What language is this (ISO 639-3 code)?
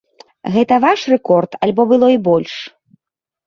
bel